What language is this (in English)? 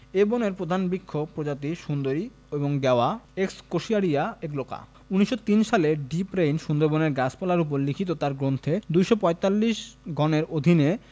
Bangla